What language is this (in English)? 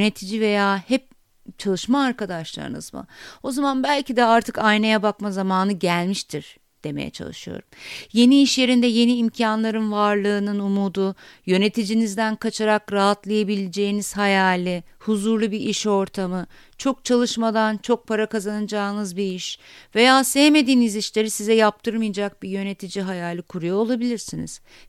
Turkish